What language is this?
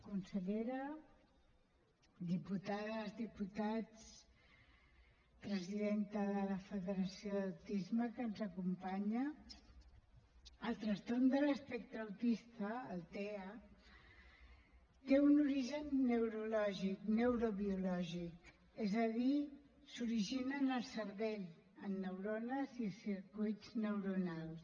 Catalan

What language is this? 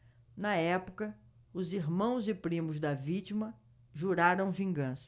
Portuguese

